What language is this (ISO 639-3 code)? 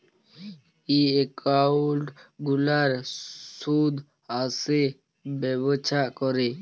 ben